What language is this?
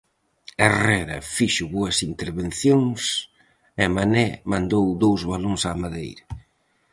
Galician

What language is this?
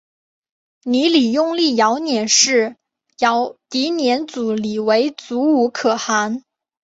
Chinese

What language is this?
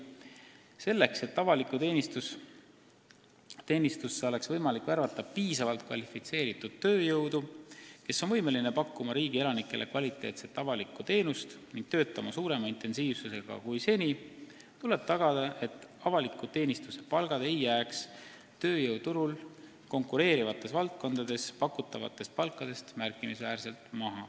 Estonian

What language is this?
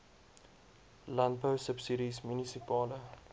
Afrikaans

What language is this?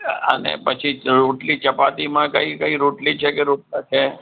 Gujarati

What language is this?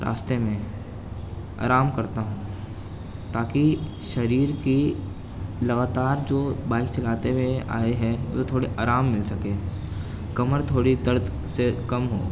Urdu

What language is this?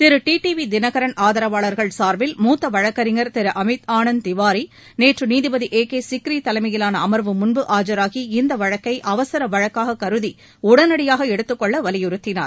Tamil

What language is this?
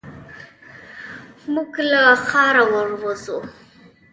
Pashto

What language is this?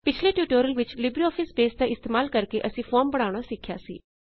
Punjabi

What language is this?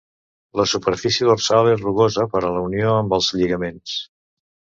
Catalan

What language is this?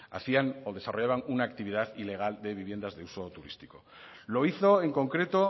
Spanish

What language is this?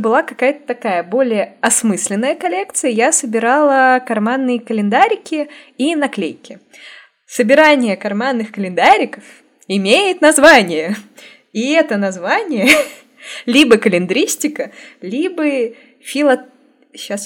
Russian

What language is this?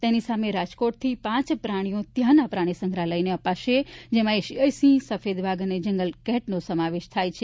Gujarati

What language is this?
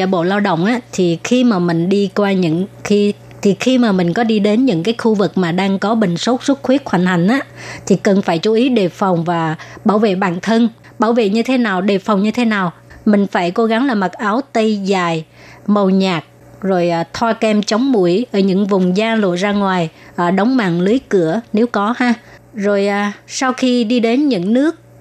Vietnamese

